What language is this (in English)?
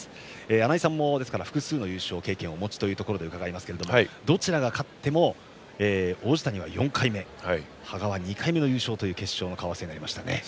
Japanese